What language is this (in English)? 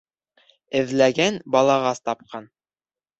Bashkir